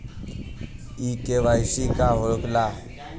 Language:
Bhojpuri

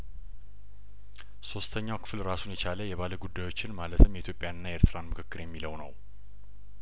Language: Amharic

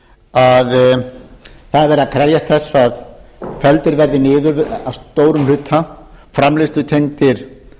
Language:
Icelandic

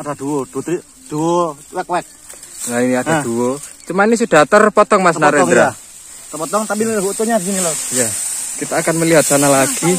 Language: Indonesian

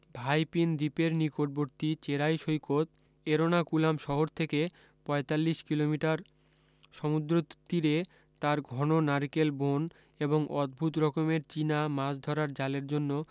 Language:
Bangla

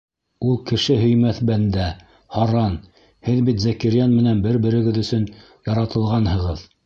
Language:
Bashkir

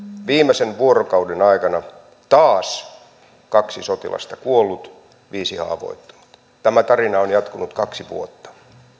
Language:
Finnish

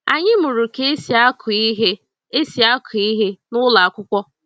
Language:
Igbo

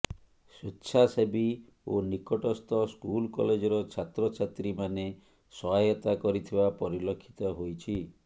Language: Odia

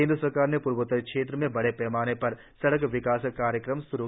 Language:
Hindi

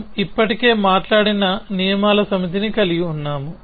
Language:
Telugu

